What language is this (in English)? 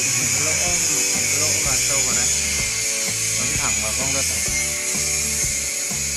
Vietnamese